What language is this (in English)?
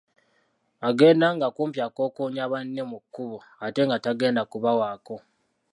Ganda